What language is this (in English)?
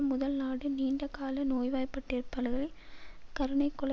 Tamil